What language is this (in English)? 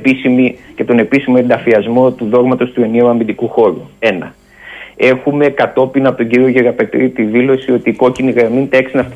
Greek